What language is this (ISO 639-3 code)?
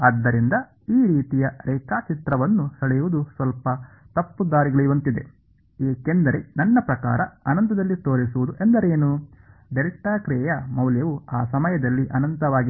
kan